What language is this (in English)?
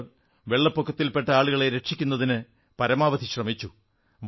Malayalam